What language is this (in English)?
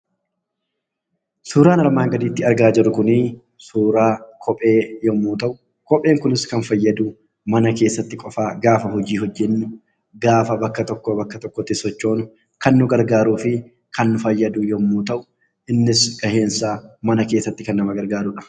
Oromo